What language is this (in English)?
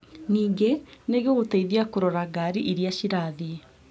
Kikuyu